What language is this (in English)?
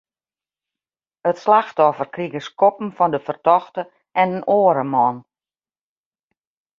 Western Frisian